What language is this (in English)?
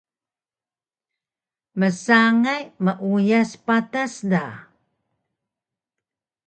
Taroko